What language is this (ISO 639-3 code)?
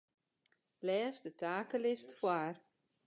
fry